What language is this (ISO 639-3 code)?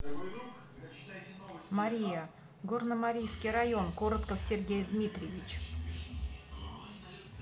rus